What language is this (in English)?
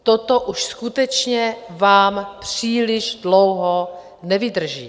Czech